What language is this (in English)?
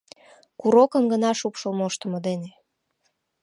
Mari